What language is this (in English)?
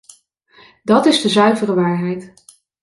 Dutch